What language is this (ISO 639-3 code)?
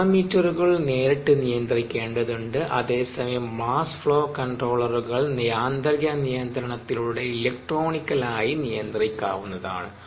mal